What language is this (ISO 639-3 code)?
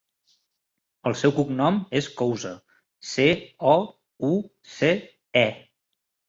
cat